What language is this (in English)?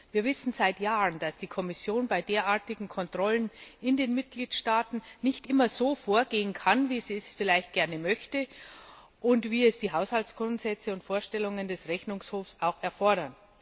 German